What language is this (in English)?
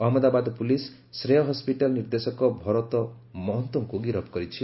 Odia